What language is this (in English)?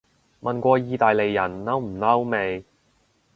Cantonese